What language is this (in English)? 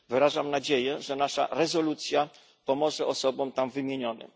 Polish